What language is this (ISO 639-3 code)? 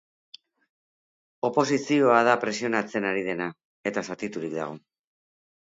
eus